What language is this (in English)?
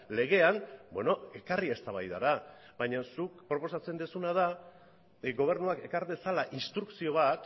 Basque